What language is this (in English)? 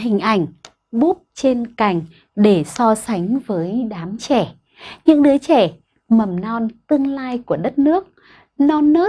Vietnamese